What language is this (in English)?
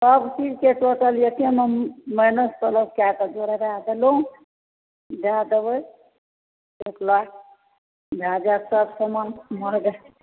Maithili